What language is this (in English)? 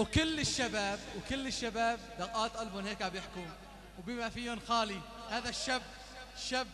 Arabic